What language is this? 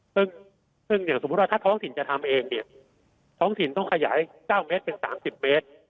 Thai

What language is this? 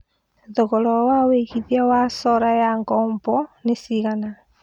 Kikuyu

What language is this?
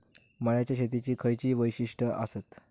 Marathi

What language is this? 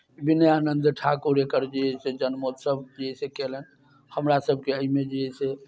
Maithili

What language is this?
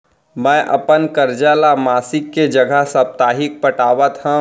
Chhattisgarhi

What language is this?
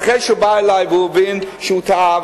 Hebrew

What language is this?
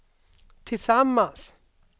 Swedish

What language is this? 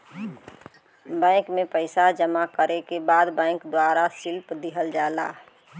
Bhojpuri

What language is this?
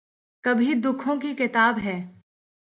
Urdu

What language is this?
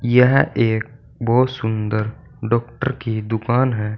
Hindi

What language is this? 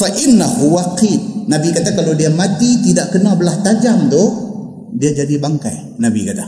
Malay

